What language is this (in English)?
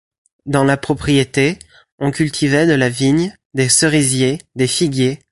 French